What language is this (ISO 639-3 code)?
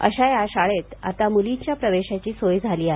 mar